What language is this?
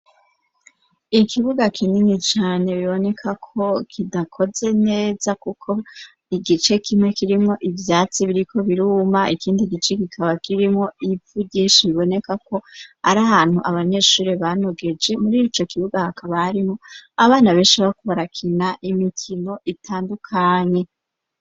Rundi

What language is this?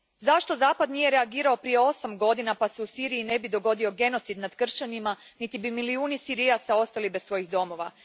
Croatian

